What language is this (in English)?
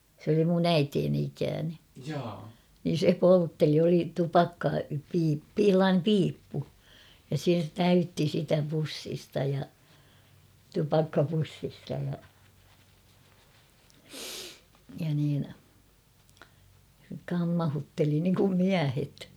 Finnish